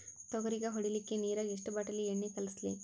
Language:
Kannada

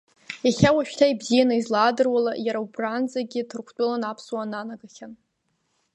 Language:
Abkhazian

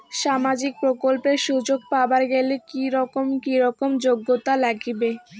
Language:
Bangla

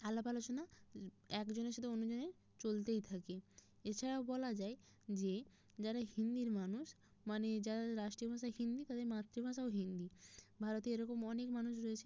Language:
Bangla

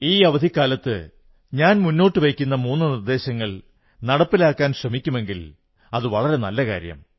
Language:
Malayalam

